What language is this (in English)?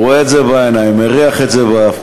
Hebrew